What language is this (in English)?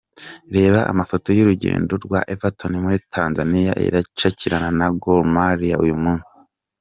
Kinyarwanda